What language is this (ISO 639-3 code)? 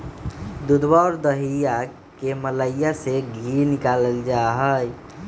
mag